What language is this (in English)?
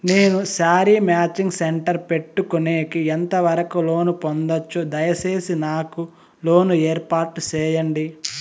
Telugu